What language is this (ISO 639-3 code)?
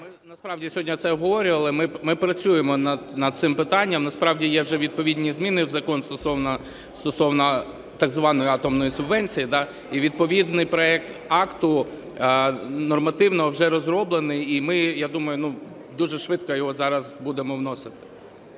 ukr